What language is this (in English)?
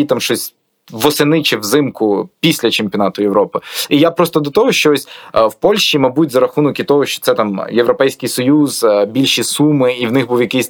Ukrainian